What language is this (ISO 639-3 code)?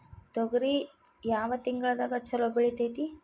kan